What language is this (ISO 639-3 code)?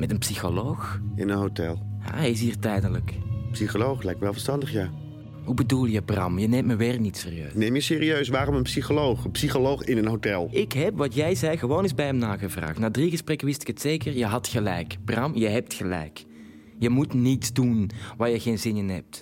nld